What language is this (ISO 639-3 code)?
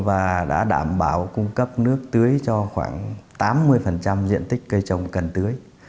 vie